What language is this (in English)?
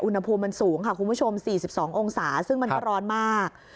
Thai